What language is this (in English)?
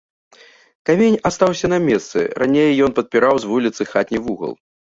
Belarusian